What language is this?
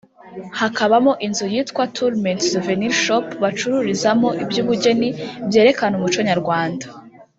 Kinyarwanda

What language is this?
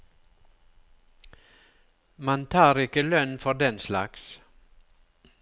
Norwegian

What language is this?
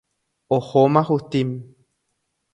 Guarani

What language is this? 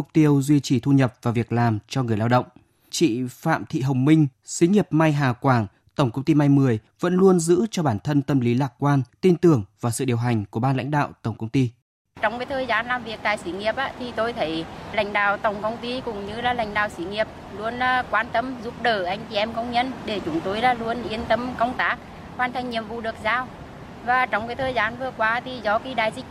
Vietnamese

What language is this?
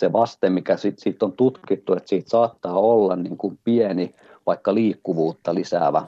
Finnish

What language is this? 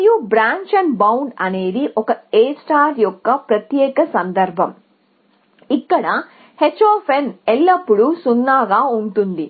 Telugu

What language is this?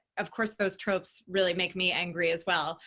English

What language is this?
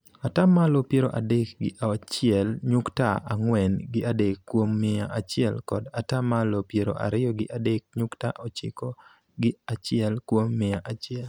Luo (Kenya and Tanzania)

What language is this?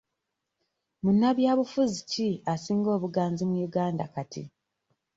Ganda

